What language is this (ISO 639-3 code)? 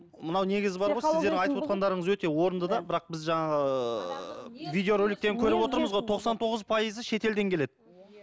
kaz